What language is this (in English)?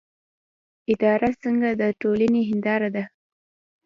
Pashto